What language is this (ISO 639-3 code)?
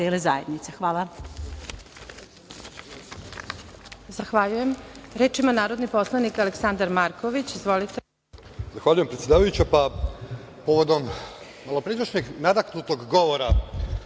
srp